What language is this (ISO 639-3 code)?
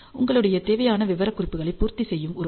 tam